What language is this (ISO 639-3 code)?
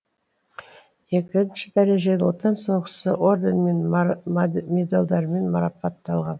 kaz